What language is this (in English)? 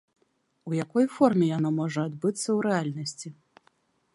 Belarusian